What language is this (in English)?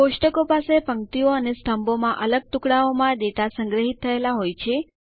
Gujarati